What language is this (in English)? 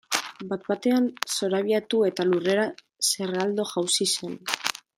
Basque